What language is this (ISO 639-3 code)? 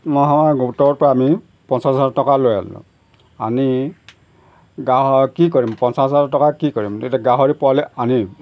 asm